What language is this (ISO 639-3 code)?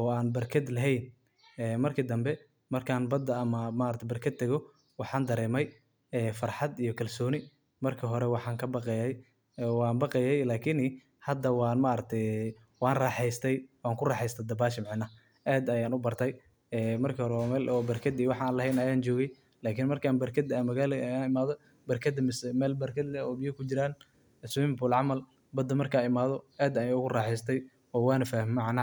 som